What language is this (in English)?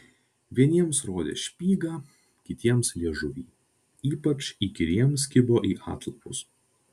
Lithuanian